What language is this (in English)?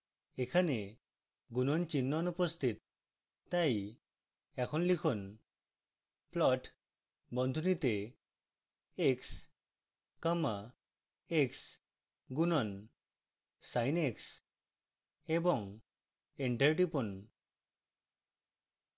Bangla